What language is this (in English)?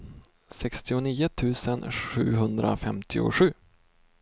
Swedish